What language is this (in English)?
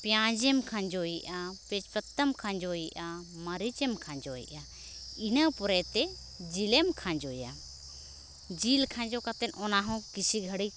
Santali